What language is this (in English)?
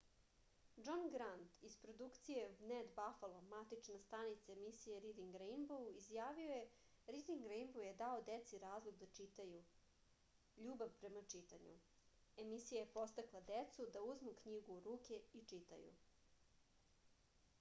Serbian